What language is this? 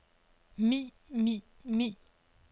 Danish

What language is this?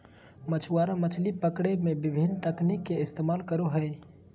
Magahi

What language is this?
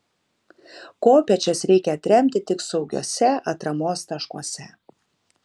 Lithuanian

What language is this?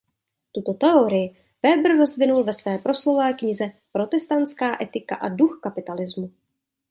Czech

